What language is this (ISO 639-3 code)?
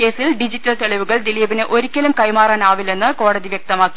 mal